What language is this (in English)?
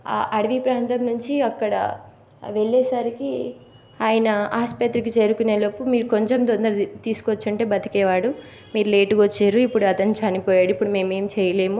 Telugu